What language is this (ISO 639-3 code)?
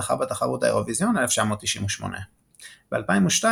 heb